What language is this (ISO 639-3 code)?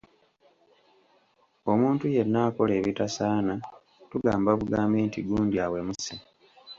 lug